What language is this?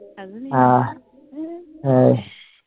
Bangla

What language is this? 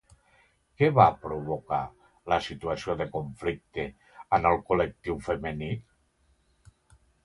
Catalan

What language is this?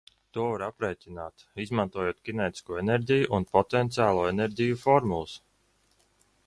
Latvian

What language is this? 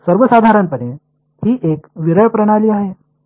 Marathi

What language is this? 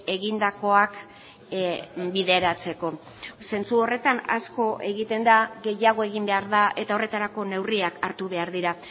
Basque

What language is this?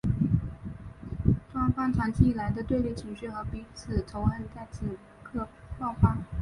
Chinese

